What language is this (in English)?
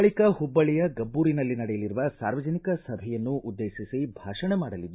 Kannada